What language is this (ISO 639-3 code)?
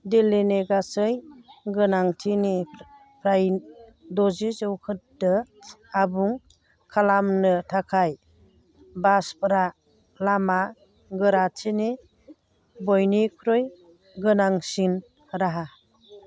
brx